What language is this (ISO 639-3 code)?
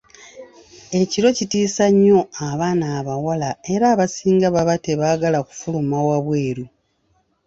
lug